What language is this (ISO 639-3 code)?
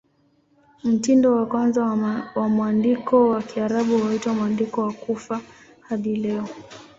swa